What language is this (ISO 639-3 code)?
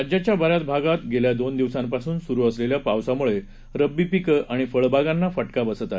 mar